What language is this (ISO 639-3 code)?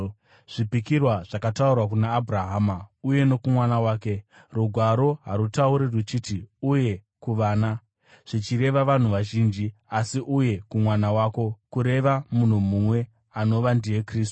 sna